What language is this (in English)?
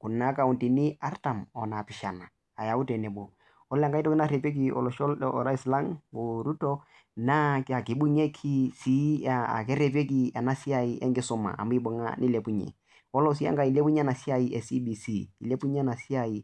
Masai